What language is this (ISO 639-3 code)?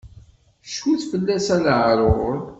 kab